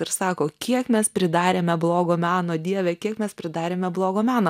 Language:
Lithuanian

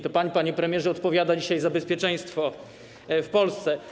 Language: Polish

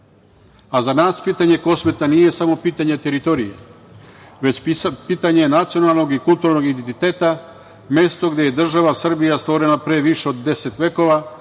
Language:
Serbian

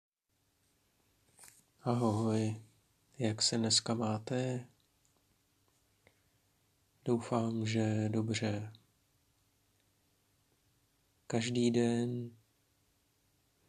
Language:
Czech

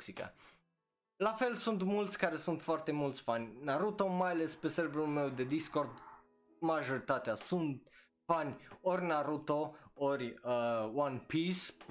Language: Romanian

